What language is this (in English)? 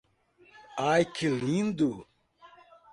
Portuguese